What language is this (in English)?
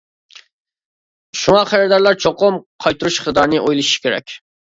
Uyghur